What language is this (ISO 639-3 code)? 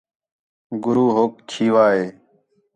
xhe